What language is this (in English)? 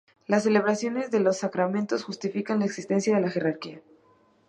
Spanish